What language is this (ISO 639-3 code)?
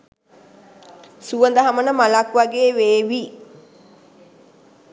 sin